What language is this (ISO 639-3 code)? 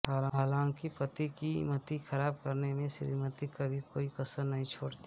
hin